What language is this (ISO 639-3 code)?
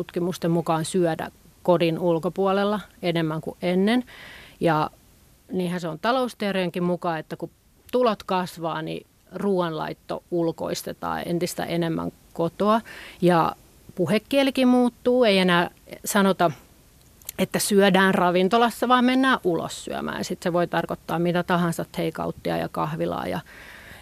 fin